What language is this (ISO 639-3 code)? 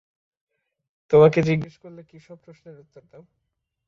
ben